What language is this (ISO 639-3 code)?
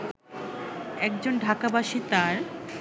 ben